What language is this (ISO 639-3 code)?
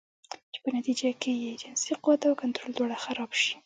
pus